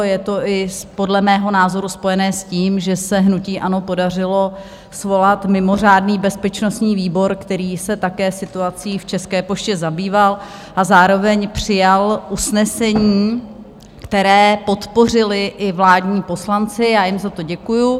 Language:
Czech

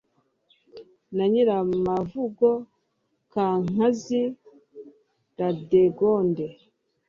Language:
Kinyarwanda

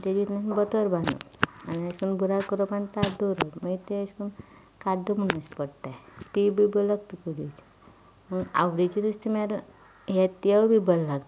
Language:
Konkani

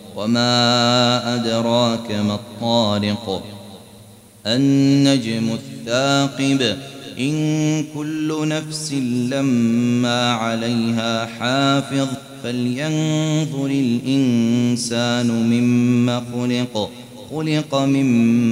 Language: Arabic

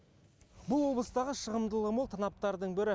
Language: Kazakh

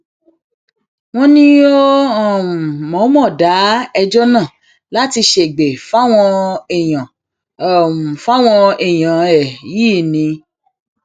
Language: Yoruba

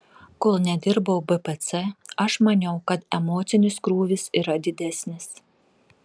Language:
Lithuanian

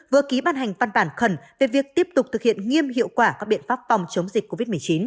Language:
Vietnamese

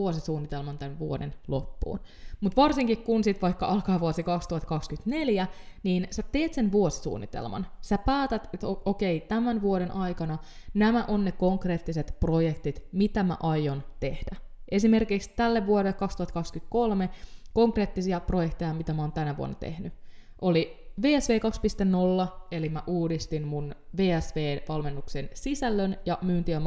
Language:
Finnish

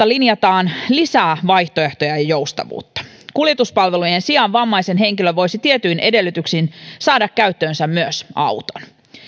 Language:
Finnish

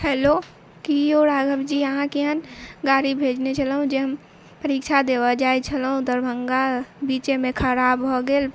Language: Maithili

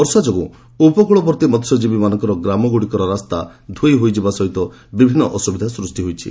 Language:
Odia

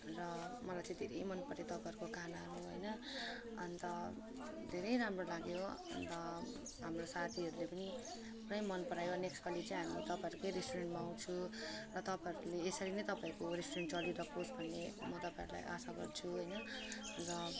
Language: Nepali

